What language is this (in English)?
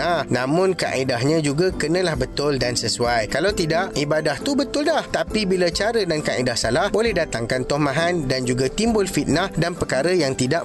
Malay